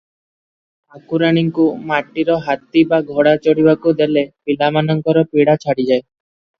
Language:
Odia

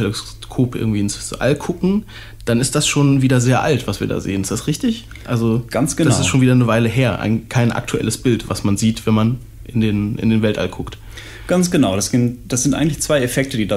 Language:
German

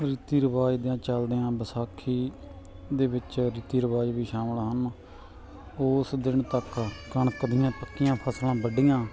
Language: Punjabi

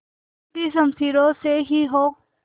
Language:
Hindi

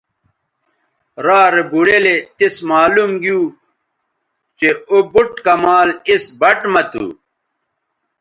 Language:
Bateri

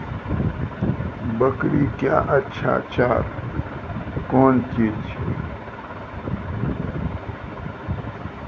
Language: Maithili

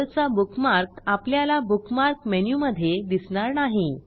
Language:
Marathi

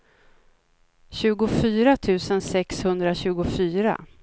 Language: Swedish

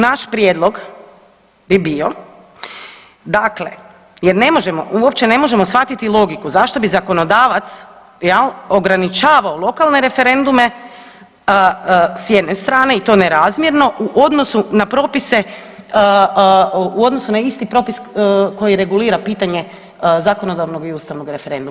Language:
Croatian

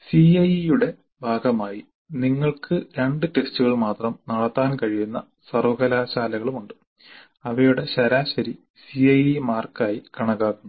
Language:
Malayalam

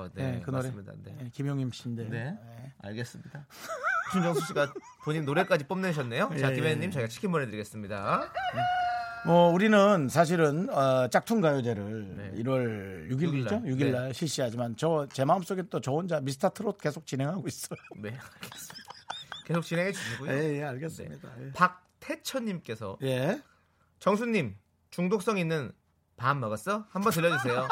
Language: Korean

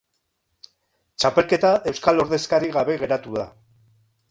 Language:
Basque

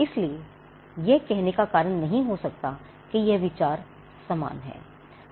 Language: Hindi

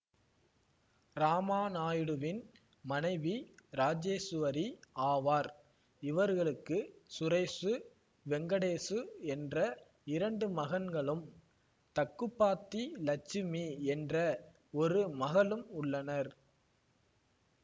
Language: Tamil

